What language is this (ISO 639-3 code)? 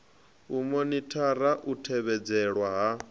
ven